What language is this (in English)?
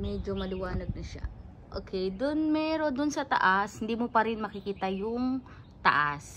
Filipino